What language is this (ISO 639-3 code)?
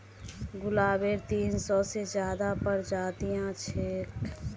mag